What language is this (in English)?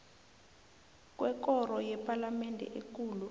South Ndebele